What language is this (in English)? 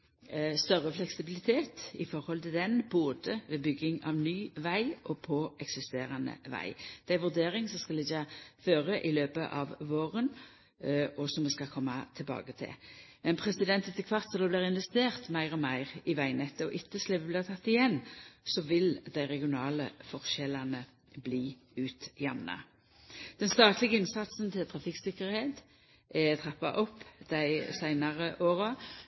Norwegian Nynorsk